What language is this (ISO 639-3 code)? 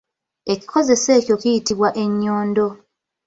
lug